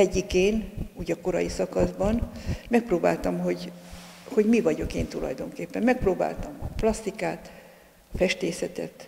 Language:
Hungarian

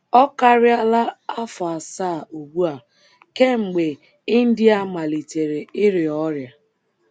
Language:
Igbo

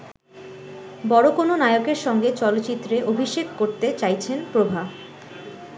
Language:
Bangla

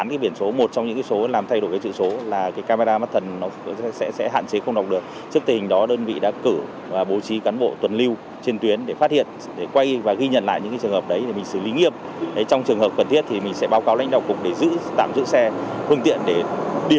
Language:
Vietnamese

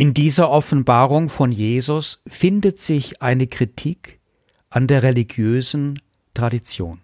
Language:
German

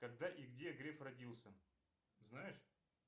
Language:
Russian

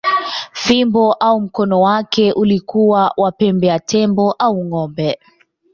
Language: Swahili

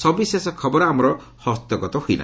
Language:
Odia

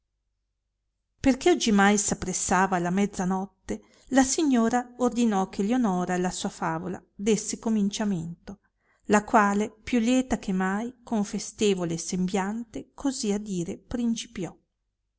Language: Italian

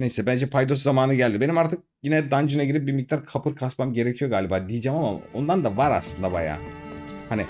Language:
Turkish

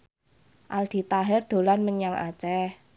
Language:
Javanese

